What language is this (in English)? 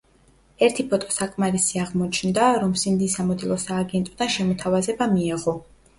Georgian